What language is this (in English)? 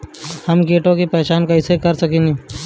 Bhojpuri